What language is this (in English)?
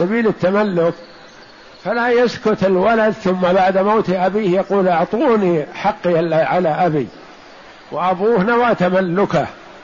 Arabic